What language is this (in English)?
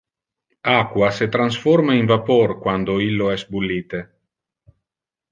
Interlingua